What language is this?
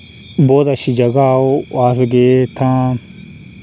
Dogri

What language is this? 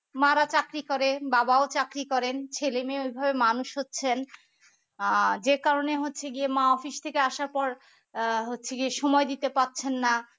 Bangla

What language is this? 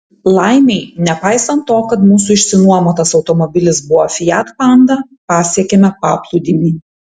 Lithuanian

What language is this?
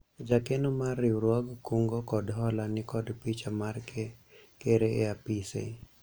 Luo (Kenya and Tanzania)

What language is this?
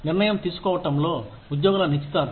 Telugu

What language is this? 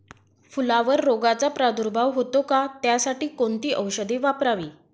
Marathi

